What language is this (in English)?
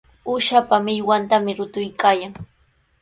Sihuas Ancash Quechua